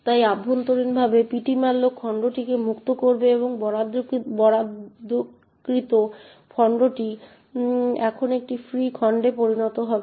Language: Bangla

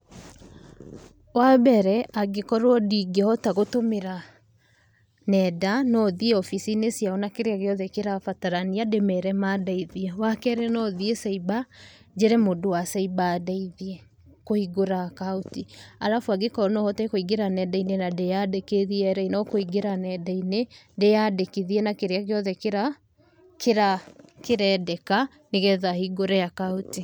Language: Kikuyu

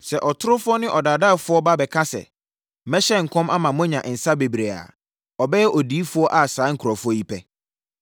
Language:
Akan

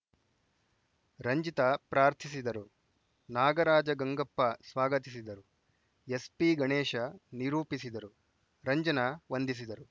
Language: Kannada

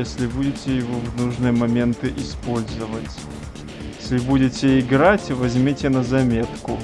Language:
Russian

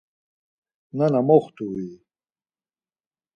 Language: Laz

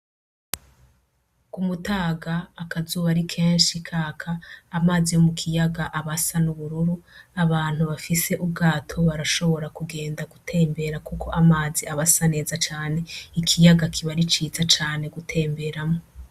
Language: Rundi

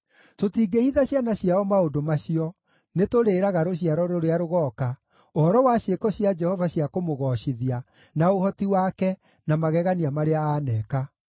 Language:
Kikuyu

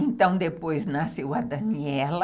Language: Portuguese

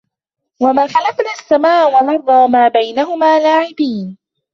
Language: Arabic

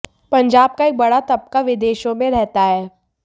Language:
Hindi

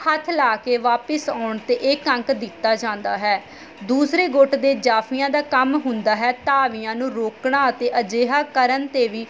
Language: Punjabi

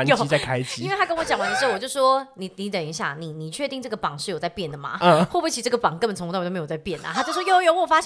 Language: Chinese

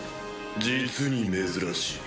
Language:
Japanese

